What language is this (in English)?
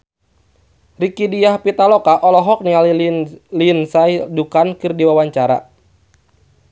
Sundanese